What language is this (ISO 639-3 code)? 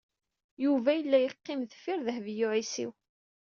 kab